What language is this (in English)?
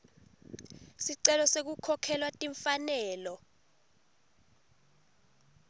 Swati